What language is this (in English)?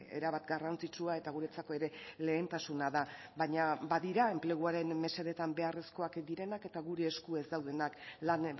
Basque